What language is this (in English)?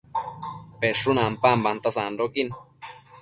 Matsés